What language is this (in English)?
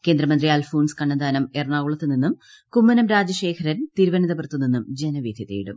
Malayalam